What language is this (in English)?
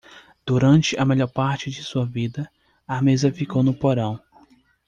Portuguese